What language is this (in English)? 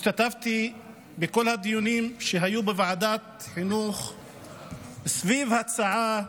Hebrew